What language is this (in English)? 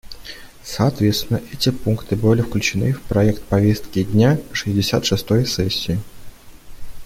Russian